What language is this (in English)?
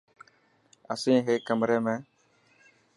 Dhatki